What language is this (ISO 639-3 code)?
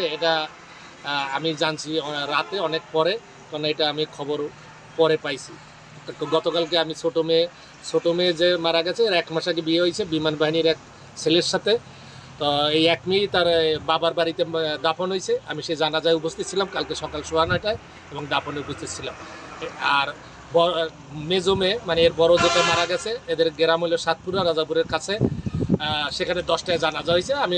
ben